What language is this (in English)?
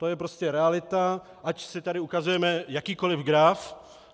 Czech